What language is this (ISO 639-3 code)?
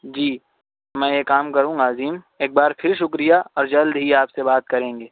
urd